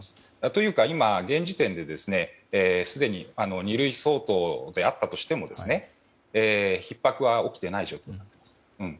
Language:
Japanese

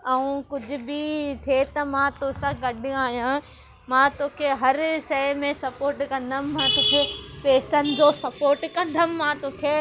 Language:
Sindhi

